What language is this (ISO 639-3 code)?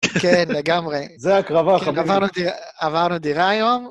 heb